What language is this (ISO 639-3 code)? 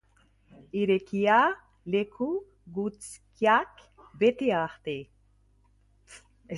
eus